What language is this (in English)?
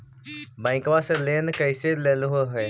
Magahi